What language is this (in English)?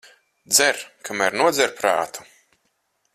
Latvian